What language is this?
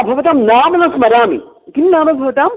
Sanskrit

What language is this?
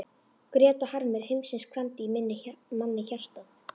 Icelandic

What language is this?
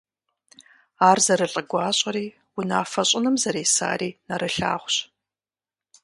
Kabardian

